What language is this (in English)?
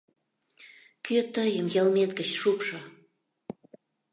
Mari